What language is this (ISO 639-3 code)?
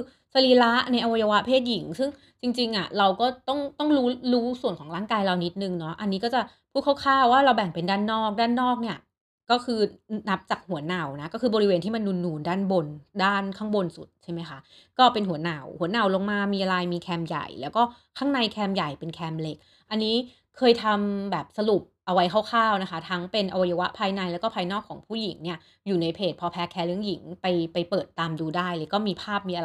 tha